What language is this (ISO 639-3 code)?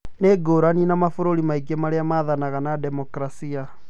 kik